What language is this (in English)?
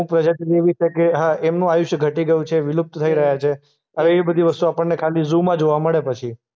Gujarati